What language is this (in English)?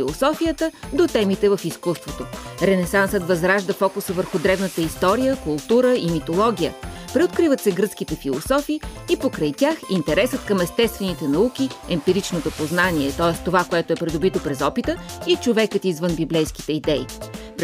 Bulgarian